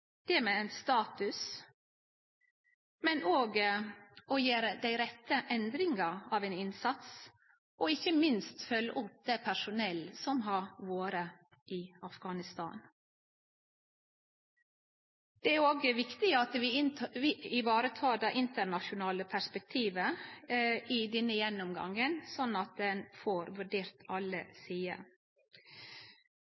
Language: Norwegian Nynorsk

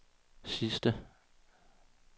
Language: Danish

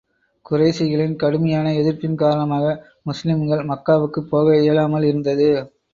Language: Tamil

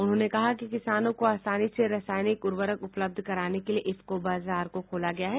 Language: Hindi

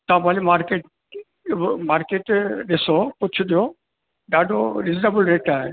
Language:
Sindhi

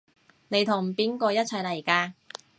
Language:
Cantonese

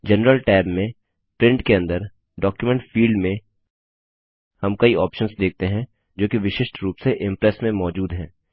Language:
Hindi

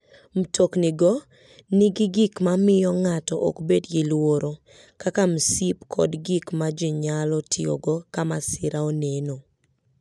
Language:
Luo (Kenya and Tanzania)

